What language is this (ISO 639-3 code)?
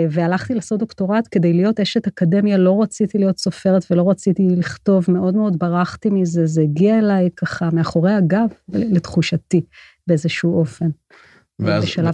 heb